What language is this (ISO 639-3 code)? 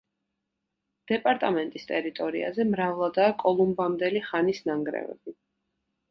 kat